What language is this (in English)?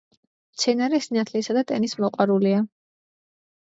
Georgian